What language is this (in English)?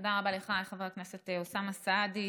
Hebrew